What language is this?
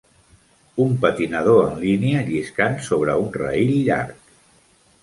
Catalan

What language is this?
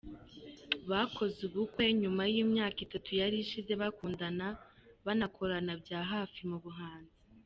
Kinyarwanda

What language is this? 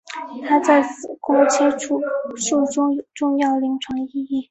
Chinese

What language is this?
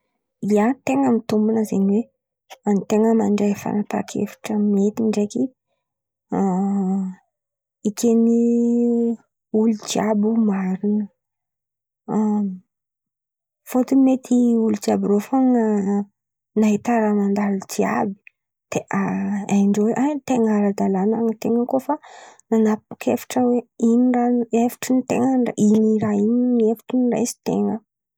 Antankarana Malagasy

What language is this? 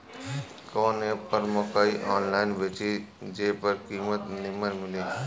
Bhojpuri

